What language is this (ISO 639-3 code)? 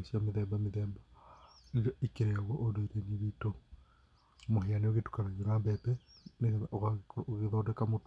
kik